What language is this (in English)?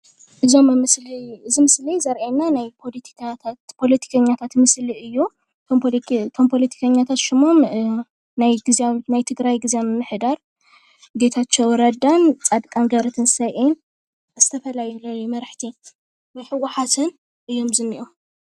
Tigrinya